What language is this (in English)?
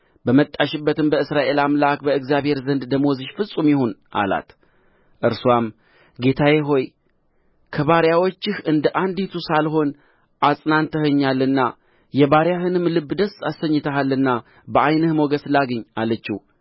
Amharic